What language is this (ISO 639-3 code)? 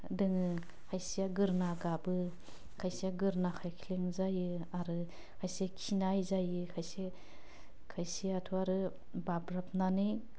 brx